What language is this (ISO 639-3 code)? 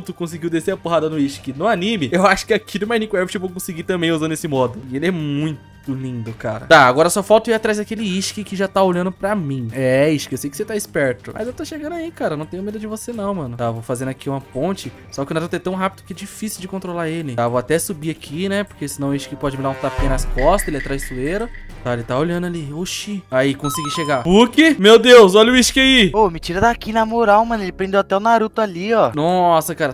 por